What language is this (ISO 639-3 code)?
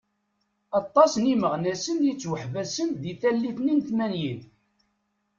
kab